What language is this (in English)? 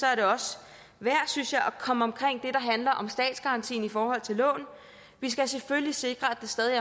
Danish